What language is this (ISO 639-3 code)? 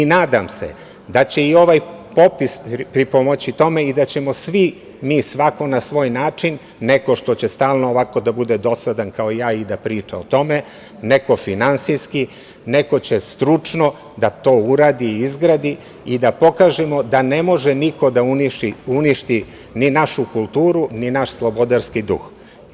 srp